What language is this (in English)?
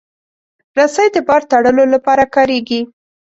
Pashto